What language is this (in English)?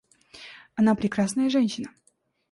Russian